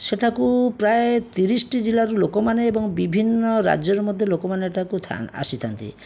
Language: Odia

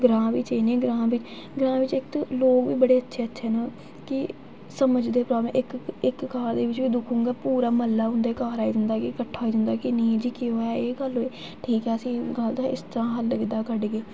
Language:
Dogri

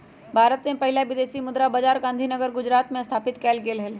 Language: Magahi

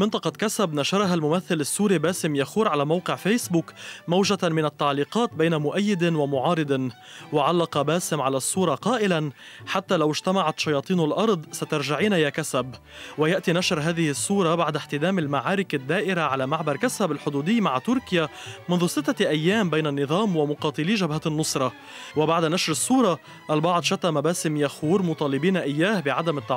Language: Arabic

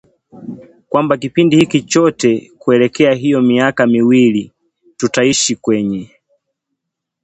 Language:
Swahili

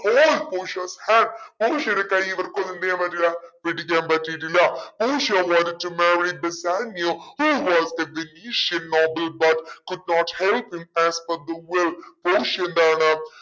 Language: Malayalam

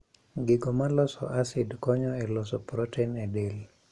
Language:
Luo (Kenya and Tanzania)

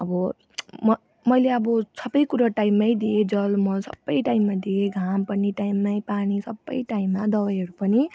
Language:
Nepali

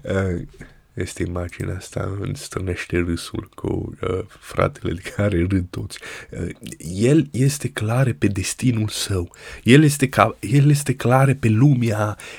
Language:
Romanian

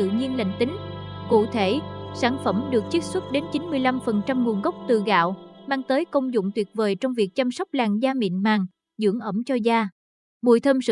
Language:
Vietnamese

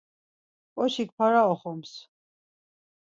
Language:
Laz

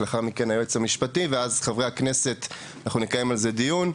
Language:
Hebrew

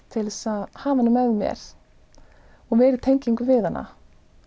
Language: Icelandic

